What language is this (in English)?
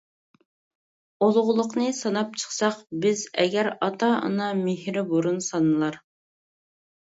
Uyghur